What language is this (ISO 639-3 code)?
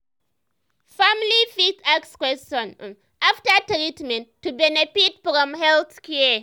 pcm